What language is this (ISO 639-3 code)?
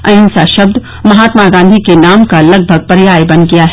hin